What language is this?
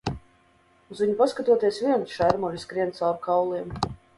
Latvian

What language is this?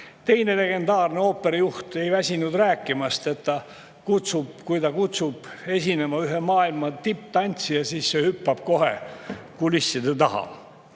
Estonian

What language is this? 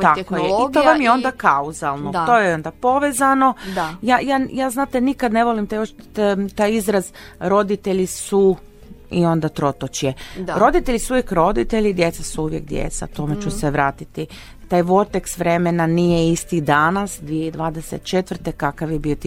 Croatian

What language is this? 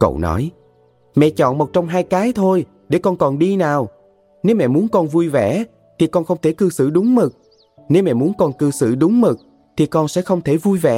Vietnamese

